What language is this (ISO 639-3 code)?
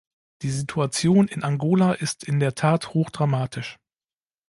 deu